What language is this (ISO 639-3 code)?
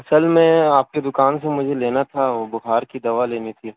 urd